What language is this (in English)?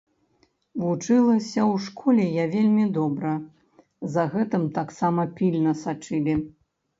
Belarusian